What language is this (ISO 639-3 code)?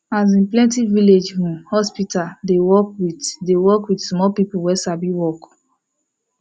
pcm